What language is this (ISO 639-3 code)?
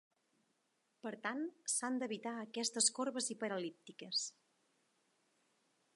cat